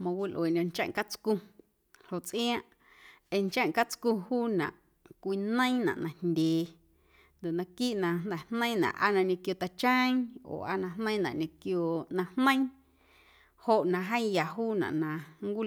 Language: Guerrero Amuzgo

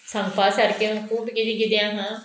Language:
Konkani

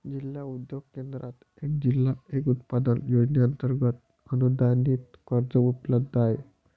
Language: Marathi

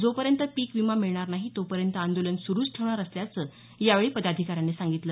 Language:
Marathi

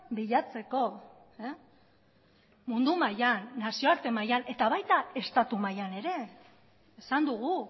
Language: Basque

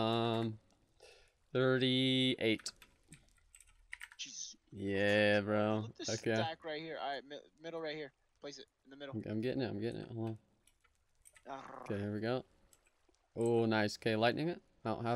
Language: English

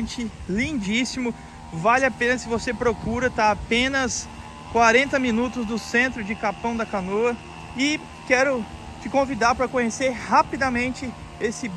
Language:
Portuguese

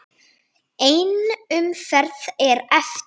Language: Icelandic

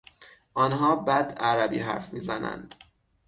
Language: Persian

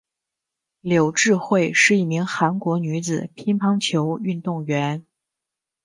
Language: Chinese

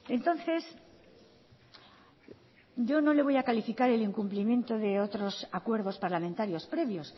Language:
Spanish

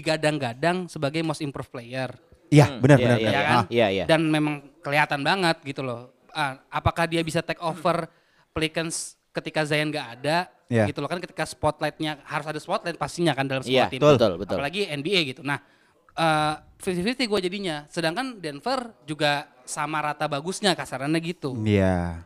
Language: Indonesian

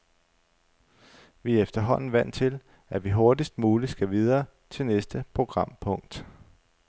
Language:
Danish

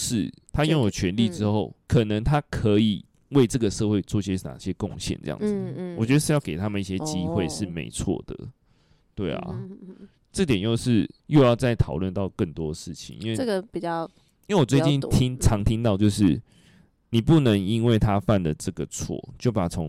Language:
Chinese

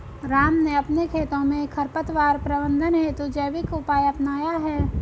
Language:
Hindi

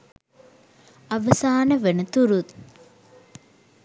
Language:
Sinhala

